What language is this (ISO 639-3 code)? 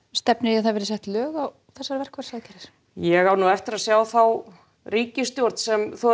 isl